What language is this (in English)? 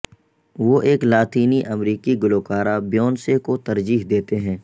Urdu